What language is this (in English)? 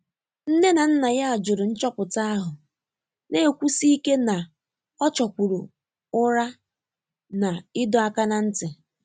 Igbo